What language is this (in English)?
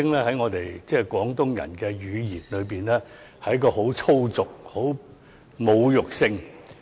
Cantonese